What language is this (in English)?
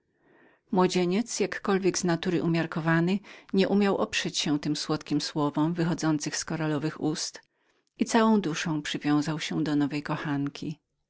Polish